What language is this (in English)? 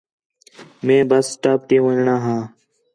Khetrani